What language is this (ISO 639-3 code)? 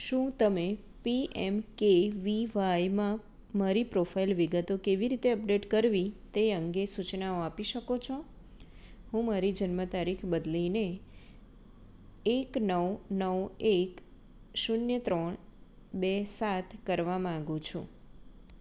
guj